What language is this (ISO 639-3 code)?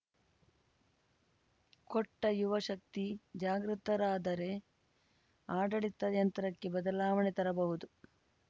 kan